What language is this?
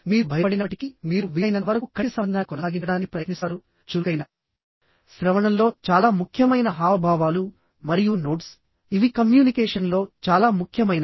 Telugu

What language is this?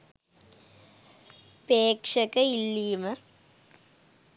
Sinhala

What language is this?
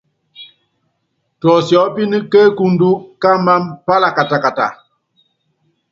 Yangben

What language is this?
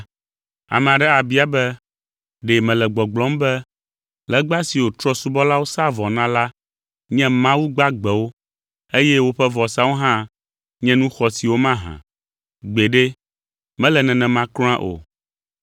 Ewe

